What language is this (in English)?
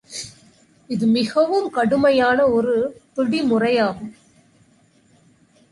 Tamil